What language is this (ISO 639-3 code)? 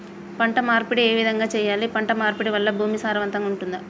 tel